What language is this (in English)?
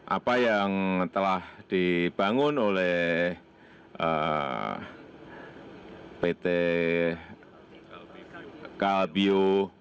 Indonesian